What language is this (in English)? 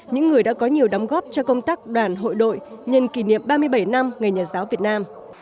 Vietnamese